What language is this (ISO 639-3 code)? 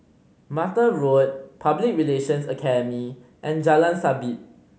eng